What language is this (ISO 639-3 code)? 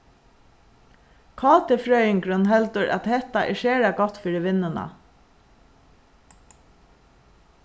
fao